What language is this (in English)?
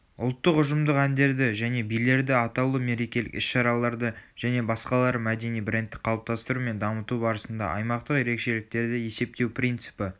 Kazakh